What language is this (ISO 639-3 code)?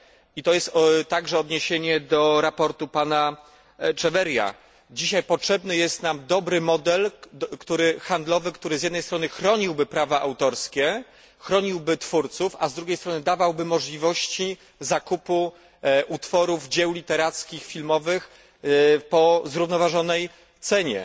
pol